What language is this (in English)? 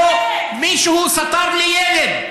Hebrew